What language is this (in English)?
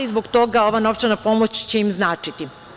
Serbian